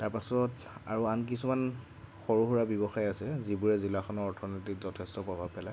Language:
Assamese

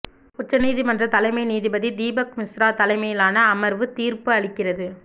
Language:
Tamil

